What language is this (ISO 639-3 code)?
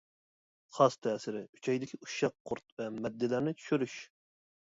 uig